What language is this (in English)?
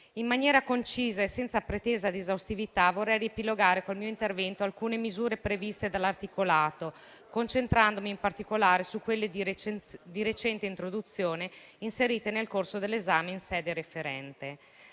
Italian